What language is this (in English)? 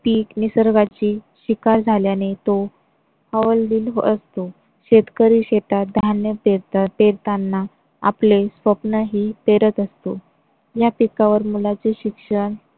Marathi